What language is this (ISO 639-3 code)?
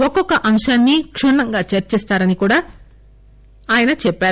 tel